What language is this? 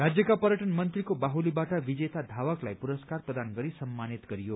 Nepali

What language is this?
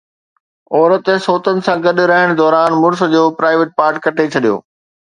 Sindhi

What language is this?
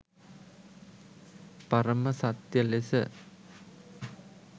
Sinhala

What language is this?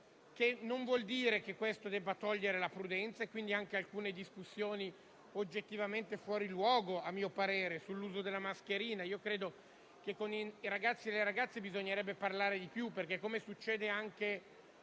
Italian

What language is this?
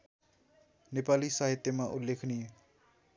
Nepali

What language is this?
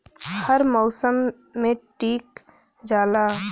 Bhojpuri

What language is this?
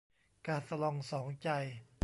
Thai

